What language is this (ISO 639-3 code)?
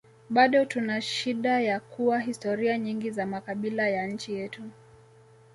swa